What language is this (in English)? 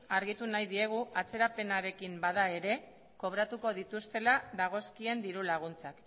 Basque